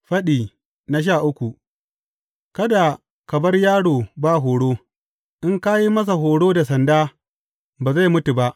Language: Hausa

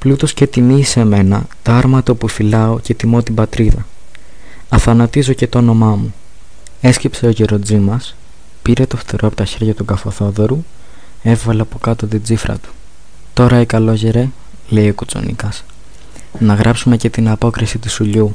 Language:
Greek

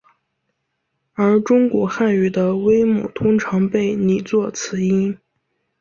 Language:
Chinese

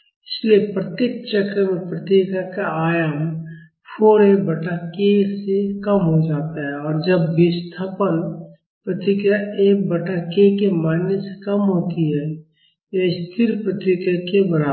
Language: Hindi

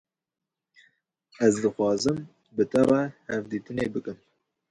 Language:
Kurdish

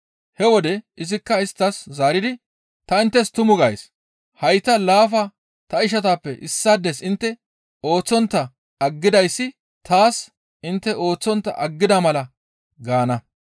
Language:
Gamo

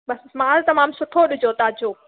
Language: Sindhi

